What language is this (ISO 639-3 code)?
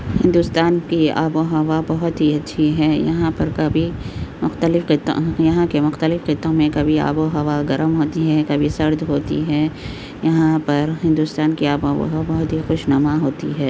urd